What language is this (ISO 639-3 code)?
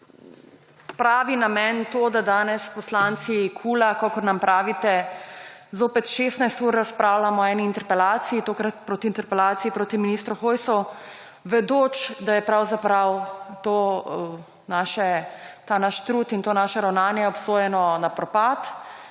slv